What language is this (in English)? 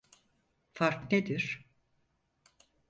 Turkish